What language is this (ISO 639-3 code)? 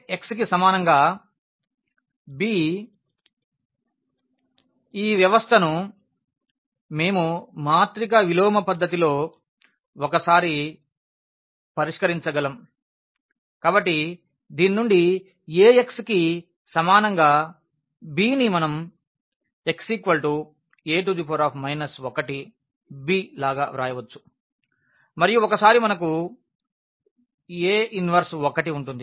tel